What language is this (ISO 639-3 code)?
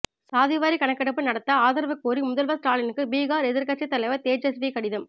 tam